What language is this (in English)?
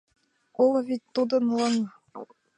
Mari